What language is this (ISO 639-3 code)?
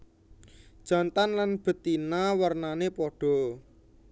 jav